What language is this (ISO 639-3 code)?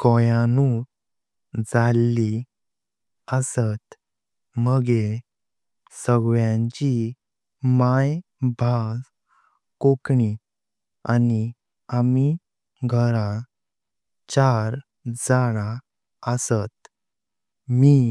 kok